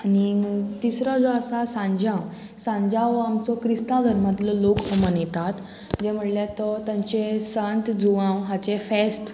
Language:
Konkani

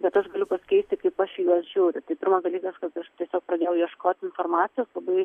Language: Lithuanian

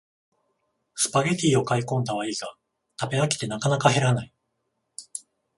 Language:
Japanese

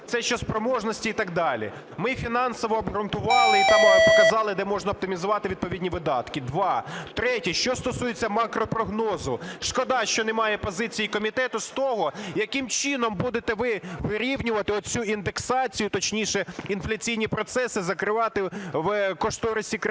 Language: Ukrainian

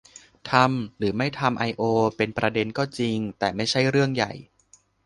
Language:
Thai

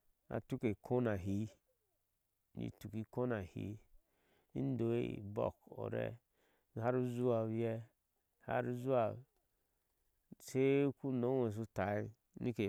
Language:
Ashe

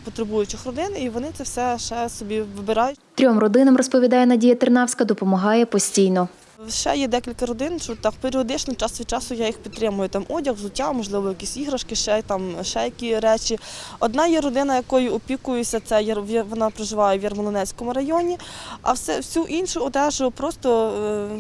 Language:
Ukrainian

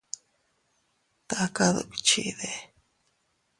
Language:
Teutila Cuicatec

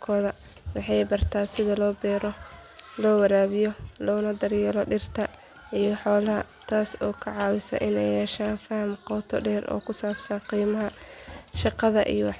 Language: Somali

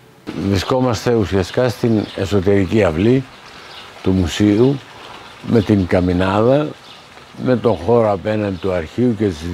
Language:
Greek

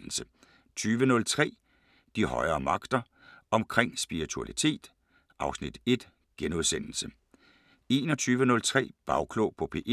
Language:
Danish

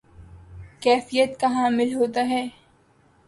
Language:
Urdu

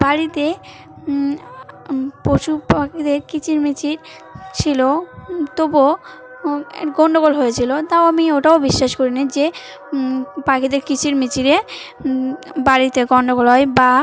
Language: Bangla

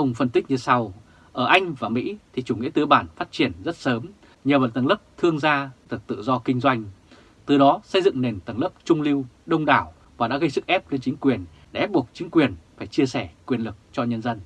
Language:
Vietnamese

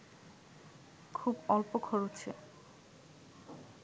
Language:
Bangla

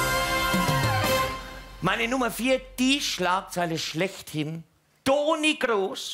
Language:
German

